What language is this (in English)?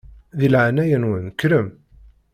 Kabyle